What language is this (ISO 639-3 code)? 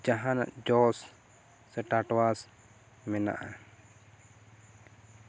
sat